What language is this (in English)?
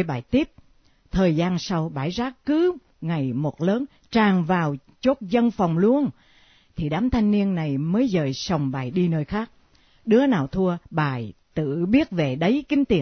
Vietnamese